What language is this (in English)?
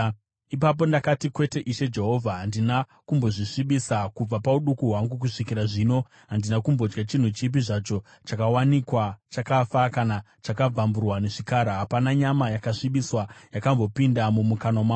Shona